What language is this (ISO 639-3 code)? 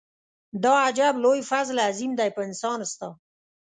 pus